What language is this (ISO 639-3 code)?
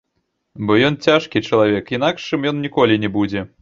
bel